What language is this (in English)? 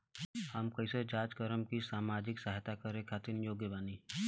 Bhojpuri